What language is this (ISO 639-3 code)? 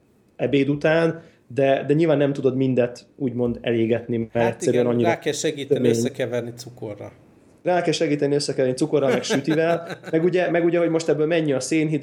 hun